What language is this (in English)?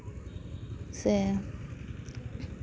Santali